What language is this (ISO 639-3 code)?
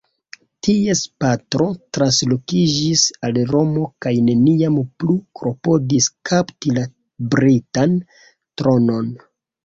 epo